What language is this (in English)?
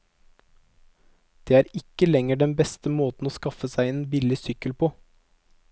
Norwegian